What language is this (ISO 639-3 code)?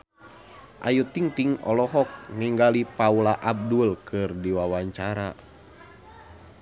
sun